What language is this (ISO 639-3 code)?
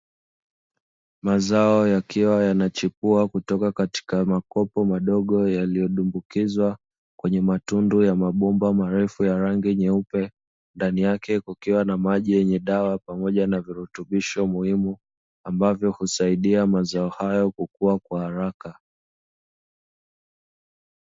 swa